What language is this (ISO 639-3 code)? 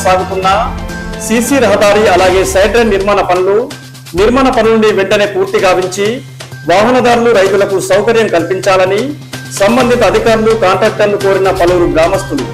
tel